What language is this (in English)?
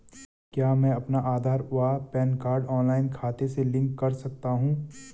Hindi